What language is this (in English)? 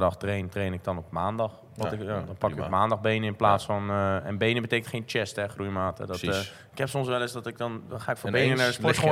Dutch